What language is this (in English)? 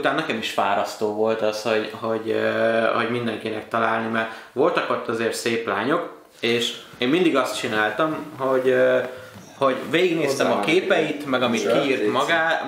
Hungarian